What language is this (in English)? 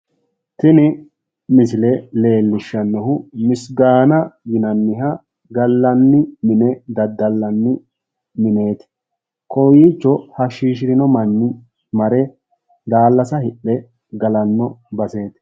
Sidamo